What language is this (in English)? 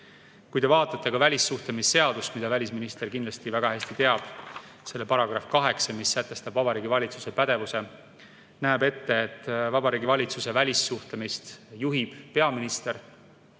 Estonian